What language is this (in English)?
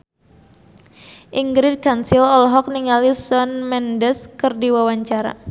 Sundanese